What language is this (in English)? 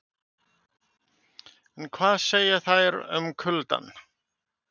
Icelandic